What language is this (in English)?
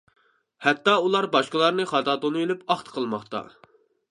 Uyghur